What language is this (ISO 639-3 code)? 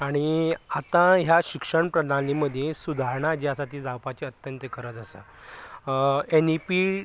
kok